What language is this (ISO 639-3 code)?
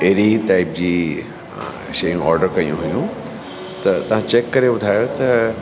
snd